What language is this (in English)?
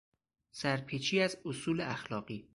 Persian